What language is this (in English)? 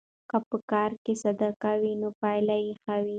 Pashto